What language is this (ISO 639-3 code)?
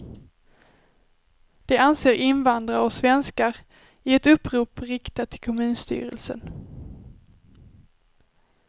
swe